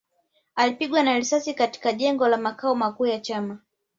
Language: Swahili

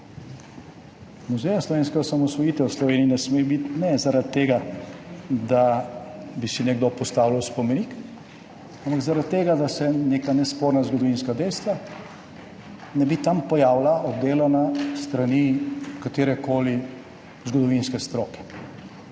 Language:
Slovenian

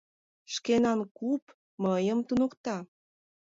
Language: Mari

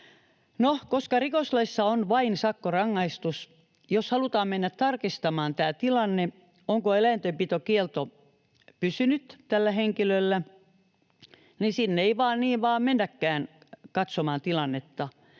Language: Finnish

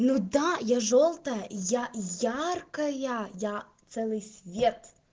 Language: Russian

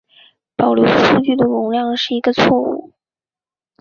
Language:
Chinese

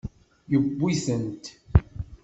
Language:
Kabyle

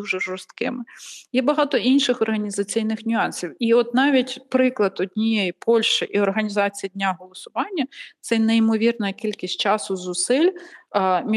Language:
Ukrainian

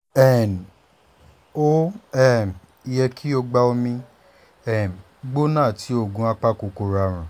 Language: Yoruba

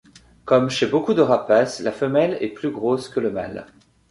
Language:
French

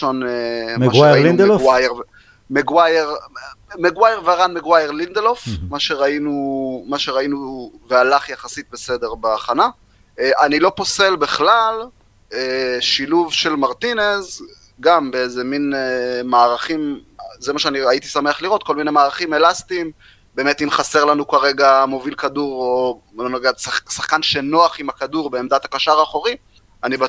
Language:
Hebrew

